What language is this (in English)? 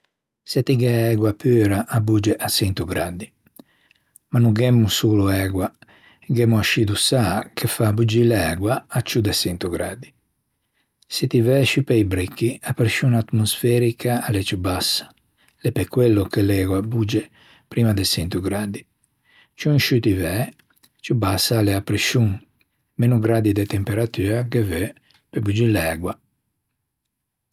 Ligurian